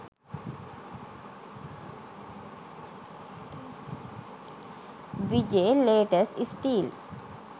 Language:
Sinhala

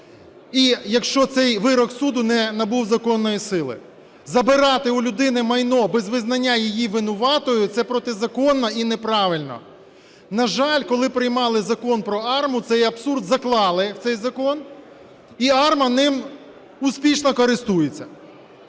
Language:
Ukrainian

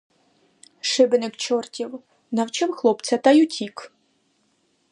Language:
Ukrainian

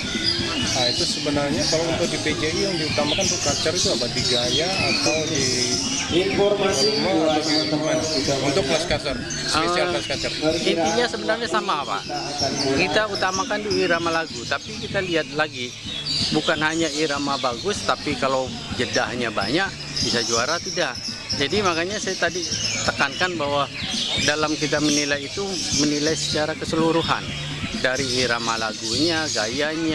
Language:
Indonesian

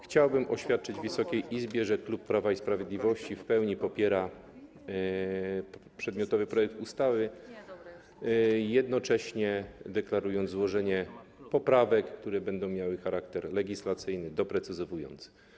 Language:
Polish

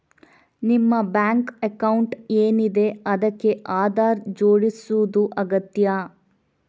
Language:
Kannada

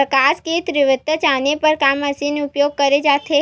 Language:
Chhattisgarhi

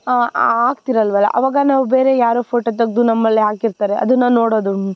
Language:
Kannada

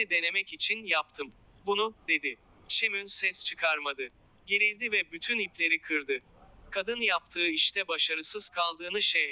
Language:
Turkish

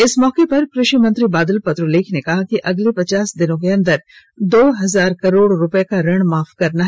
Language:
Hindi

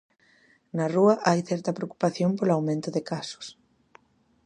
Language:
Galician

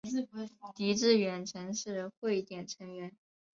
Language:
Chinese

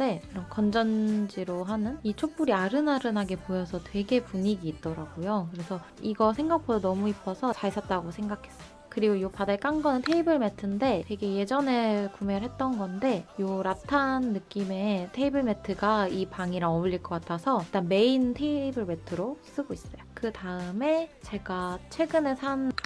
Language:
Korean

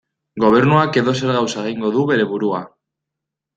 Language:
Basque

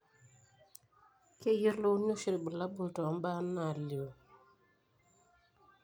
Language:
Masai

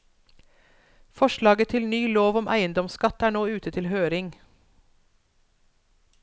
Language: Norwegian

